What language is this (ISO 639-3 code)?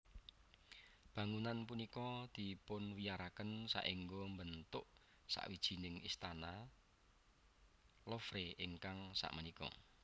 jav